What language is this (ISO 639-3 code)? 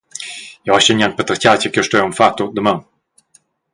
roh